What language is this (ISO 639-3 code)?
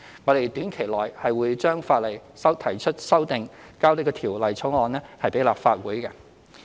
yue